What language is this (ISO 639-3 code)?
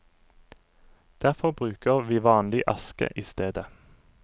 nor